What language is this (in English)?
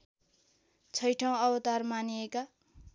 Nepali